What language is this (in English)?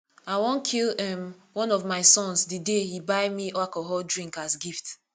Nigerian Pidgin